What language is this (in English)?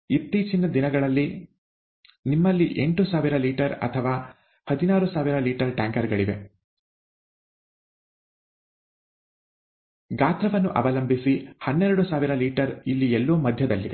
Kannada